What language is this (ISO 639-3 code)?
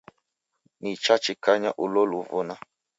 dav